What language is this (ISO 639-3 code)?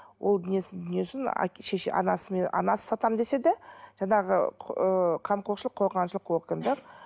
kaz